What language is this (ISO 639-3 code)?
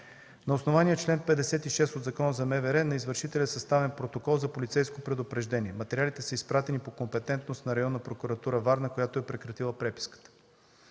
bul